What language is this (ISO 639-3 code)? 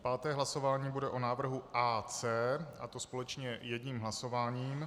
ces